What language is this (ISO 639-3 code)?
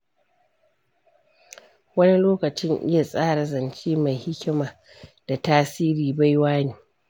hau